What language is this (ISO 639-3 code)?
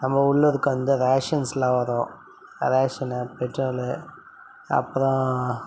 tam